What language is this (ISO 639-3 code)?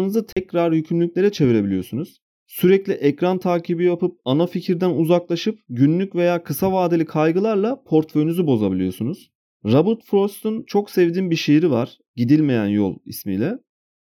tur